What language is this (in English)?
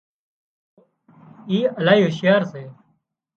Wadiyara Koli